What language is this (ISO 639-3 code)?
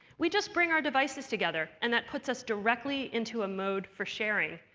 eng